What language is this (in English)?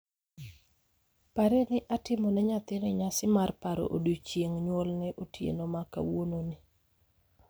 Luo (Kenya and Tanzania)